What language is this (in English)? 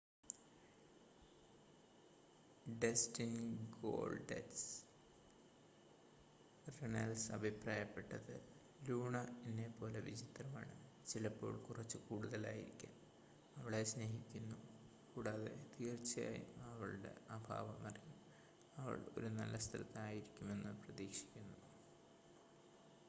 Malayalam